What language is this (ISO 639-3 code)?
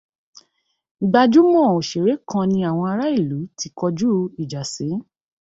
yor